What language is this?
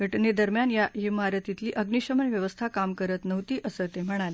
Marathi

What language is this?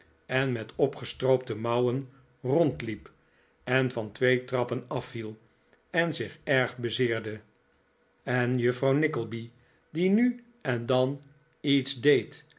Dutch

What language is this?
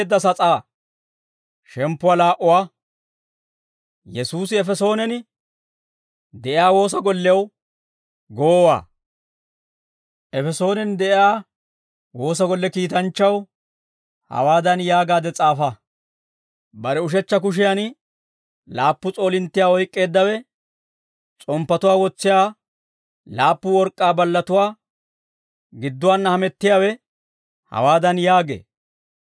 Dawro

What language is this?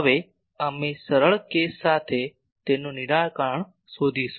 Gujarati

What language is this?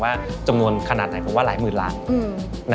Thai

